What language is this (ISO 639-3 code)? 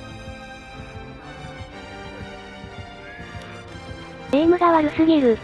jpn